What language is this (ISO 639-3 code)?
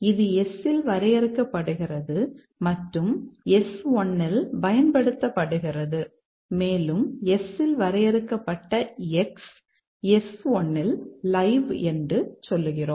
tam